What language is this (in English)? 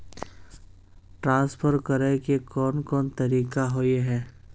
Magahi